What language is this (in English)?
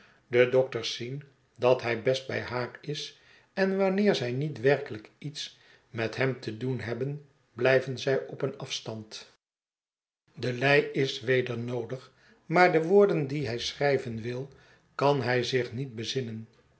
Dutch